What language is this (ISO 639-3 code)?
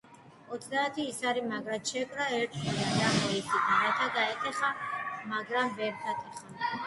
kat